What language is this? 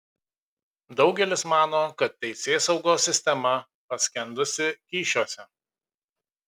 Lithuanian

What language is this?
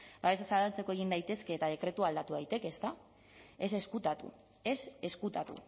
Basque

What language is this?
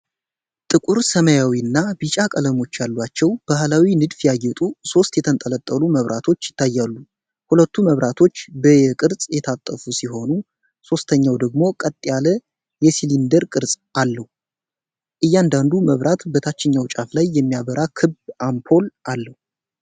Amharic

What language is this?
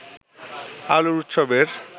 Bangla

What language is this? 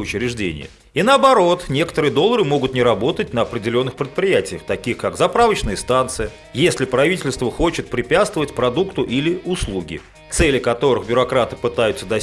Russian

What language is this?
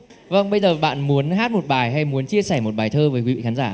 Vietnamese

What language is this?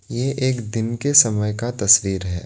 Hindi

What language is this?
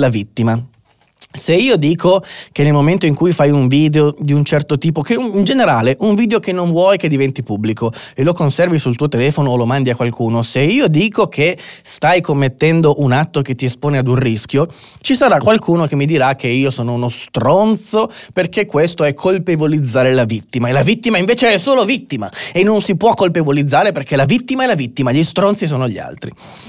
Italian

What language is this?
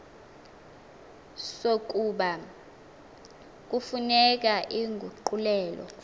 Xhosa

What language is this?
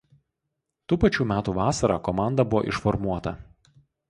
Lithuanian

